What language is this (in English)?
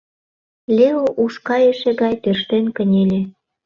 Mari